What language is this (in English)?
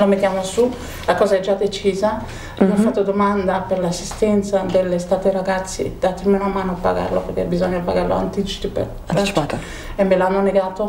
Italian